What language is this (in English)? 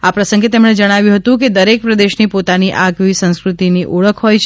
Gujarati